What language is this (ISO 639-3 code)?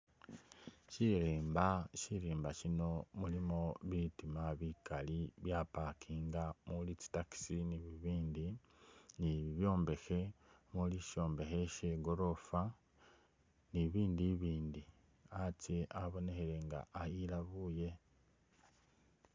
myx